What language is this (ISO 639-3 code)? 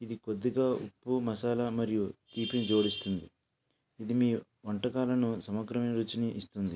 tel